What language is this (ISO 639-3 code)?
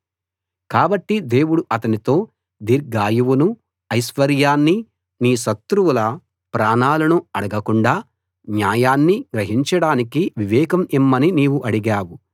tel